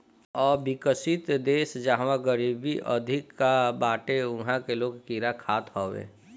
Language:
Bhojpuri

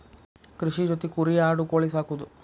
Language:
Kannada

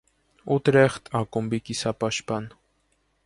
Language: Armenian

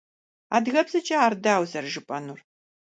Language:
Kabardian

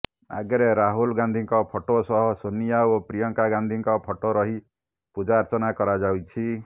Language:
Odia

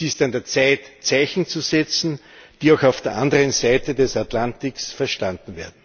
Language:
German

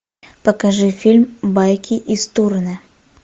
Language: Russian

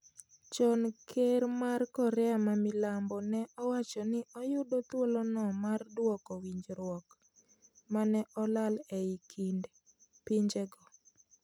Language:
Luo (Kenya and Tanzania)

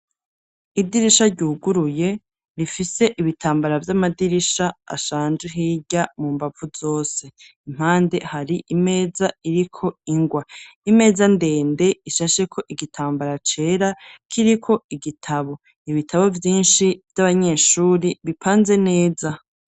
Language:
Rundi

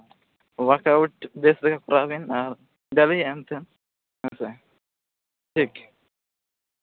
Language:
Santali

